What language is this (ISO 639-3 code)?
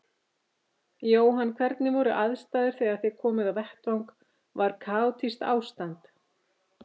isl